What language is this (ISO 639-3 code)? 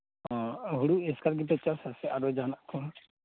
sat